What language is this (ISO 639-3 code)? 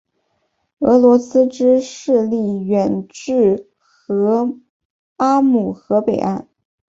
zho